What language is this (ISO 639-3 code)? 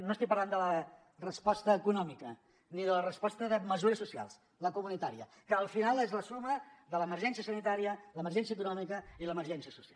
cat